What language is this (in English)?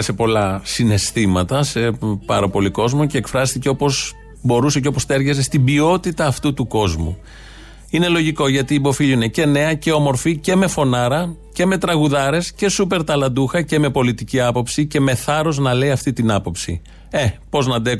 Greek